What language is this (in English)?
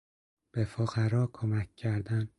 Persian